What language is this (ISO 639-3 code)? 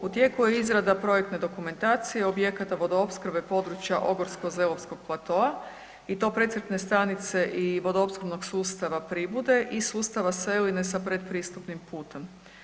hrv